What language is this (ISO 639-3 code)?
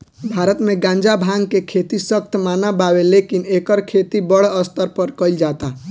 bho